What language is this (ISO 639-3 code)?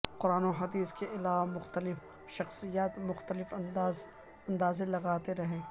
urd